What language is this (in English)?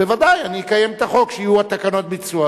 Hebrew